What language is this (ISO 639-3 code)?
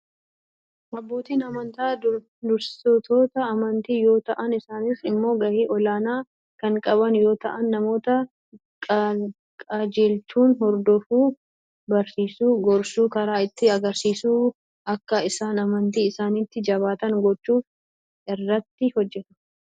orm